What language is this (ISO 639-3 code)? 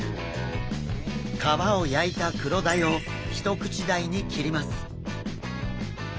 jpn